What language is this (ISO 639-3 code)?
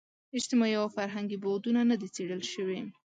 pus